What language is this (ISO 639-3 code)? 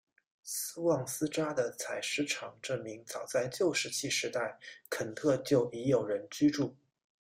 zho